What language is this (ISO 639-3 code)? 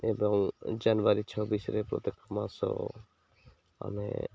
ori